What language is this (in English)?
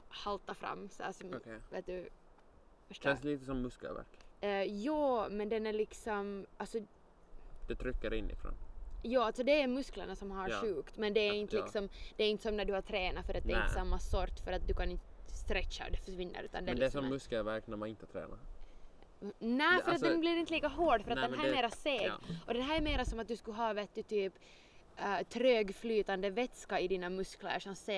Swedish